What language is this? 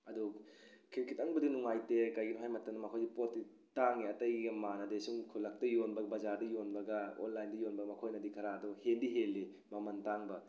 Manipuri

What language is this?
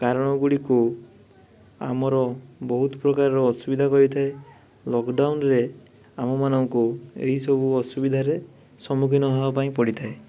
Odia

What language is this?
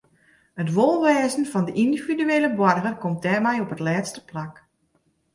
Western Frisian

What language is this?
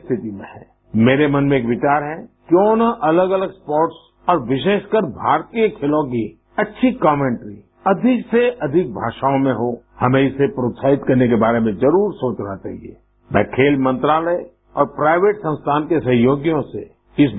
Marathi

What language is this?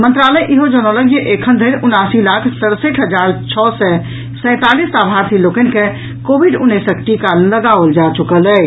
Maithili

